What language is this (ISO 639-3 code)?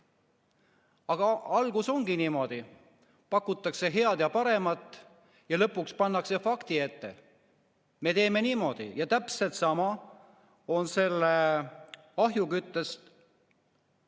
est